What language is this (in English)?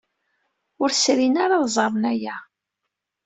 Kabyle